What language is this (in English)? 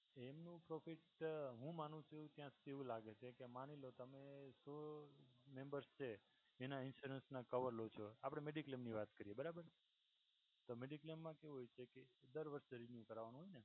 Gujarati